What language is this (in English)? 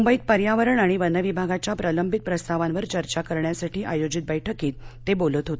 Marathi